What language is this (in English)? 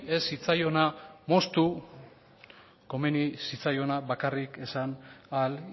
Basque